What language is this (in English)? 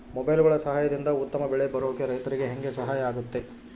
Kannada